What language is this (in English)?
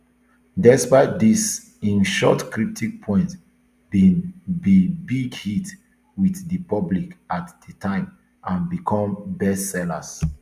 Nigerian Pidgin